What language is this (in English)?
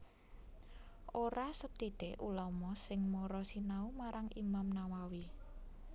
Javanese